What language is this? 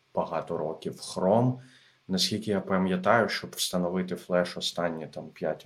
Ukrainian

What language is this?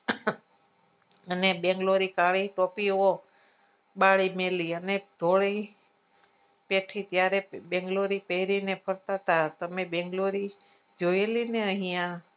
Gujarati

